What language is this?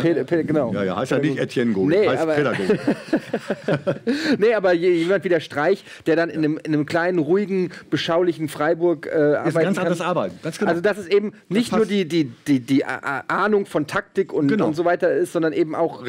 German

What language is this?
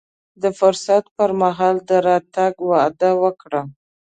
Pashto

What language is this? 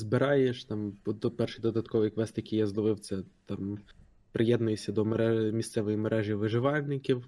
Ukrainian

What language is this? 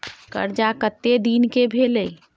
Maithili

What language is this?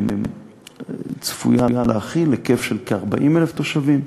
Hebrew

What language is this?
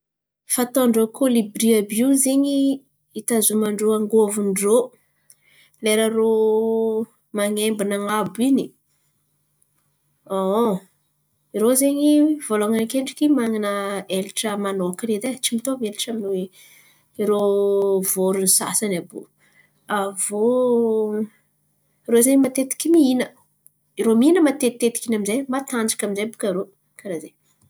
Antankarana Malagasy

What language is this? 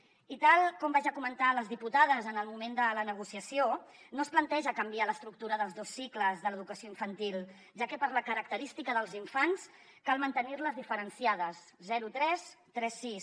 Catalan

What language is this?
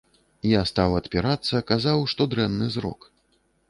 Belarusian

